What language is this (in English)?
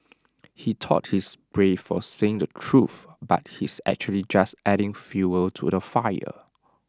English